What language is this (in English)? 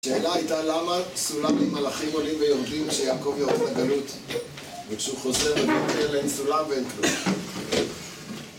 Hebrew